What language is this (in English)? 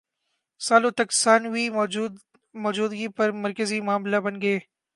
Urdu